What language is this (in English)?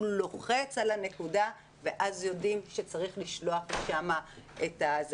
Hebrew